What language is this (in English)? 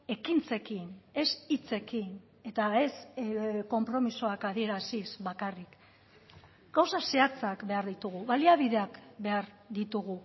Basque